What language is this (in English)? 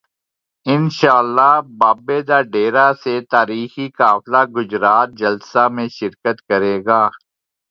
Urdu